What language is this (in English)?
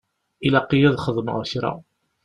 Kabyle